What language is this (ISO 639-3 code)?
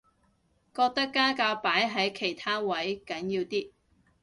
yue